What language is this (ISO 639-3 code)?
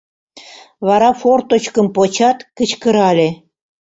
chm